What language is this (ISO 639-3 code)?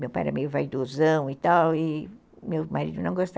por